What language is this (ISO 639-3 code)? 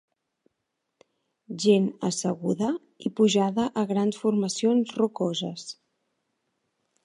cat